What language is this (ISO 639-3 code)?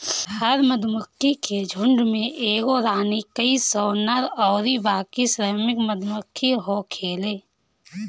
bho